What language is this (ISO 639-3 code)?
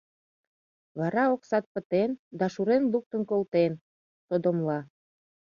chm